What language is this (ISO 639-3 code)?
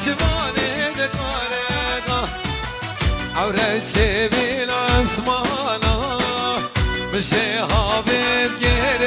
ara